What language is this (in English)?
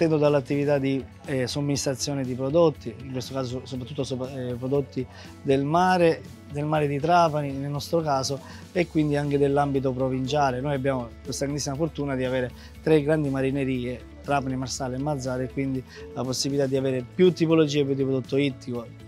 Italian